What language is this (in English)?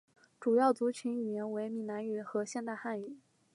Chinese